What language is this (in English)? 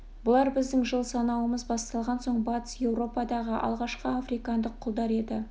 Kazakh